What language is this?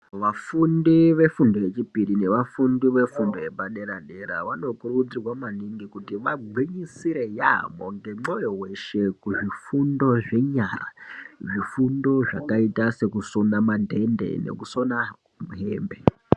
Ndau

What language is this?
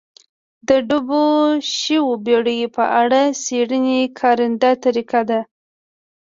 Pashto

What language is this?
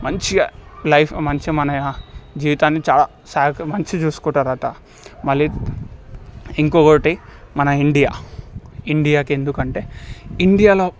Telugu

